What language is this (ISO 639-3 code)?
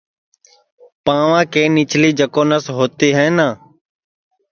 ssi